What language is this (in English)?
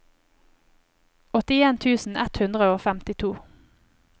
Norwegian